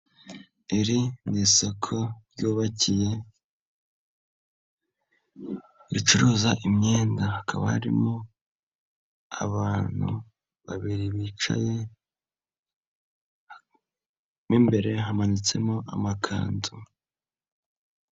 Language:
Kinyarwanda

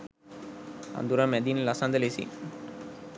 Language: Sinhala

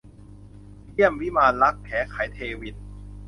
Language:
Thai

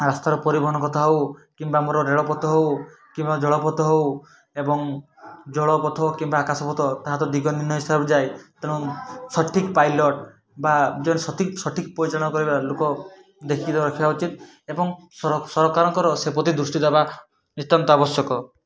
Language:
Odia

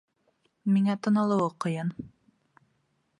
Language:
Bashkir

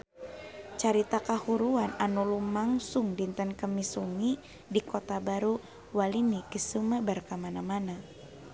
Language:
Sundanese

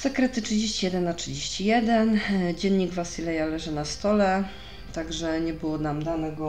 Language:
Polish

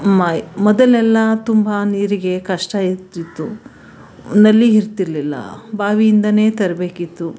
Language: Kannada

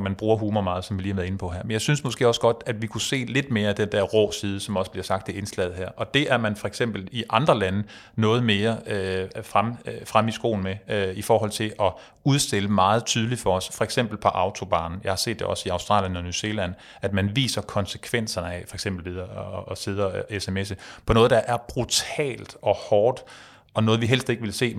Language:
Danish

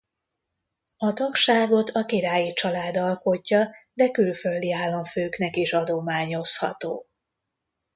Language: Hungarian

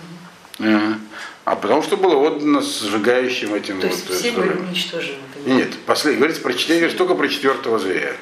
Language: Russian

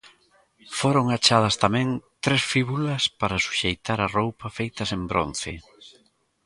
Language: Galician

